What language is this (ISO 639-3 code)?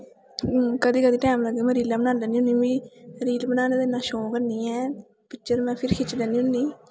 doi